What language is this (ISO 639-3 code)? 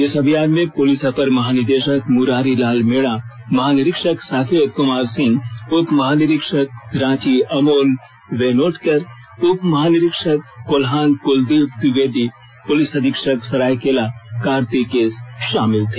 hin